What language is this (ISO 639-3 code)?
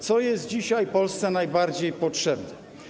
pol